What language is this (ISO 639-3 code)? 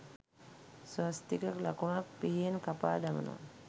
sin